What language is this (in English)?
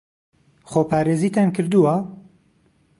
Central Kurdish